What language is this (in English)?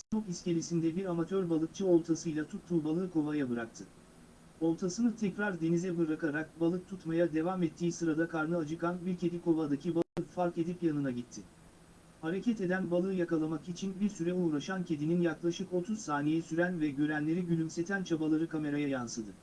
Turkish